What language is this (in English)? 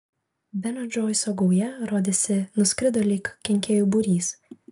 Lithuanian